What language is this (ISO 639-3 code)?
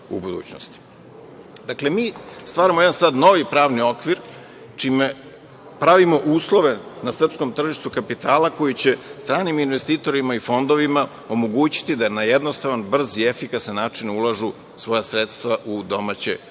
srp